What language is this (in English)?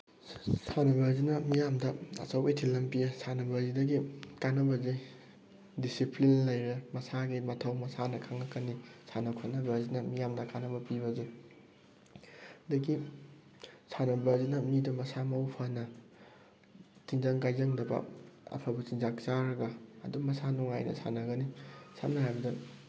Manipuri